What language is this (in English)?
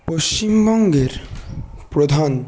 Bangla